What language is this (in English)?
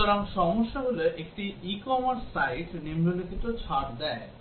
Bangla